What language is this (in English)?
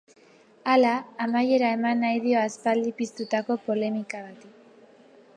Basque